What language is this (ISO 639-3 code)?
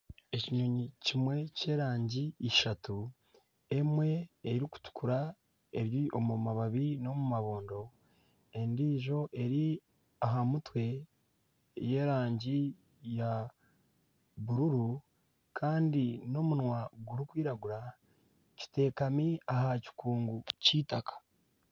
nyn